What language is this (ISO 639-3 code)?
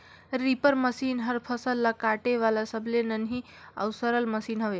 hne